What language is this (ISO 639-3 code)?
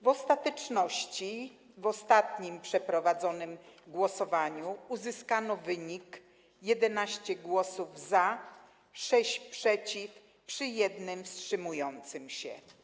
pol